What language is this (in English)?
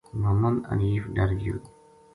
Gujari